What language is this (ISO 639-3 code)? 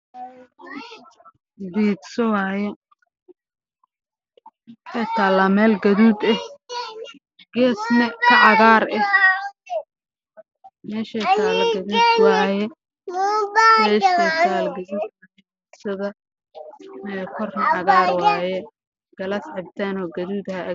som